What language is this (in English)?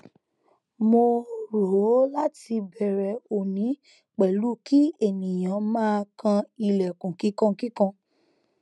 Yoruba